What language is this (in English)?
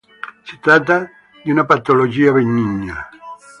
Italian